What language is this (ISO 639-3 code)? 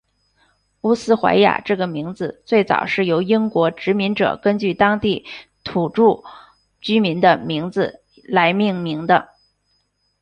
zho